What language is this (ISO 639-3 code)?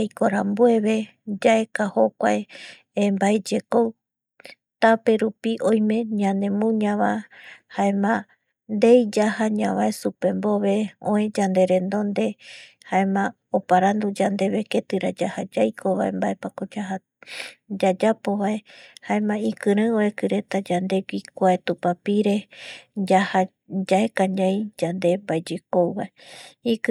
gui